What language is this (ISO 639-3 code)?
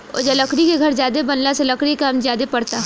bho